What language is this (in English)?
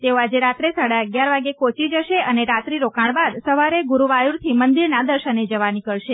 Gujarati